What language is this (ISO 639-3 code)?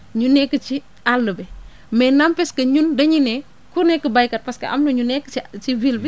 wol